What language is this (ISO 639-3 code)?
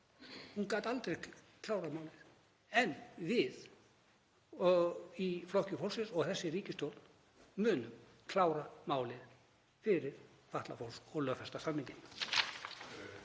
isl